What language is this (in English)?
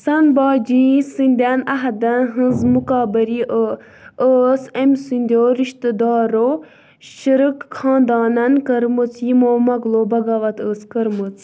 Kashmiri